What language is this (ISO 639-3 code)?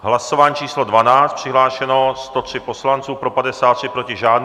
ces